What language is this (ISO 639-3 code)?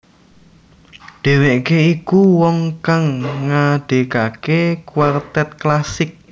jav